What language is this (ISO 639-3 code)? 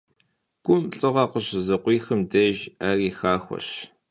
kbd